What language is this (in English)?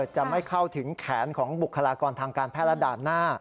Thai